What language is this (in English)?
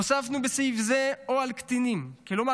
Hebrew